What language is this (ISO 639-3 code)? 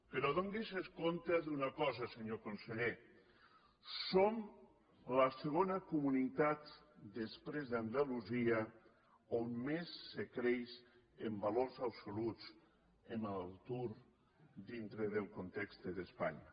cat